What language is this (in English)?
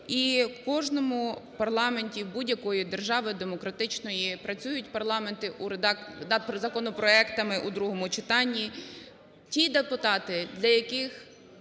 Ukrainian